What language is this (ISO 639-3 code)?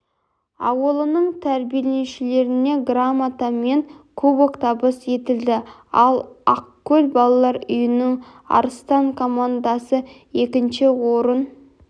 kaz